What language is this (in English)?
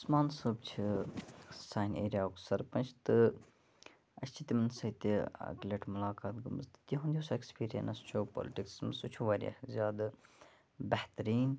Kashmiri